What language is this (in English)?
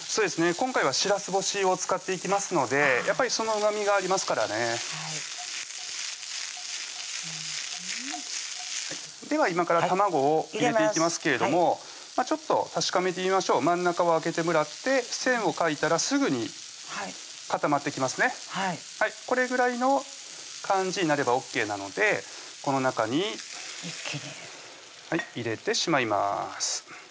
Japanese